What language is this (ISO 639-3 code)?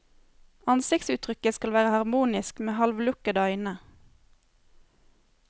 nor